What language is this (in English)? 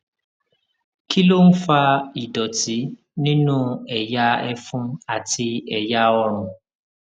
Yoruba